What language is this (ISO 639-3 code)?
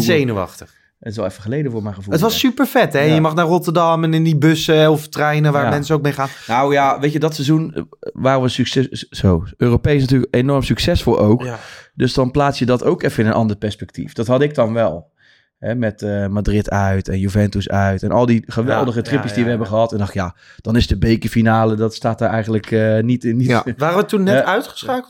nld